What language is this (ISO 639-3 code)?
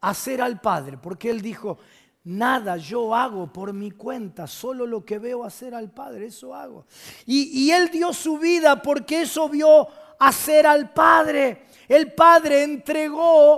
spa